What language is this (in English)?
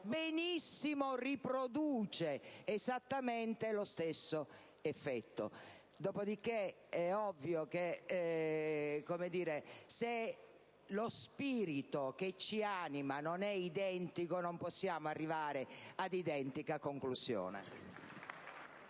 Italian